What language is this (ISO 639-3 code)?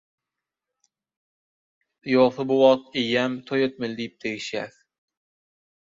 tuk